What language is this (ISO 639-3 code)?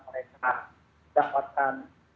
ind